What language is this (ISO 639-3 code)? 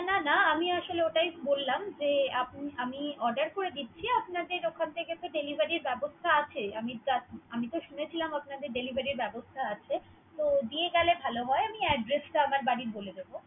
ben